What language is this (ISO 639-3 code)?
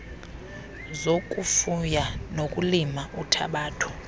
xho